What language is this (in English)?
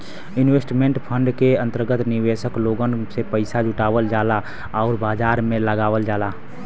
Bhojpuri